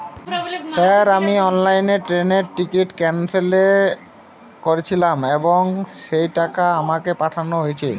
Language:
Bangla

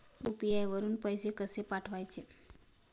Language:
Marathi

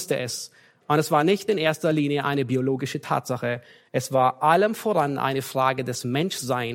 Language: German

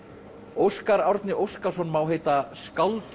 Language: Icelandic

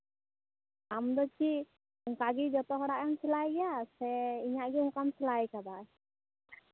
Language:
Santali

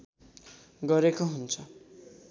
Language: Nepali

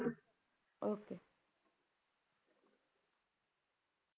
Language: Punjabi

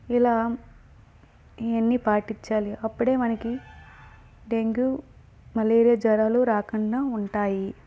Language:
Telugu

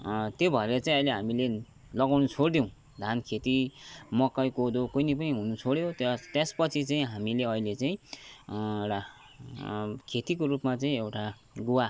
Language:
Nepali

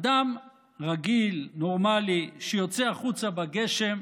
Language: Hebrew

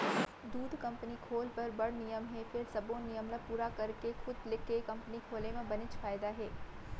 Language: Chhattisgarhi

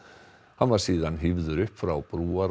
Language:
Icelandic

